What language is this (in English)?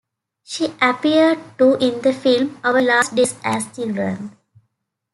English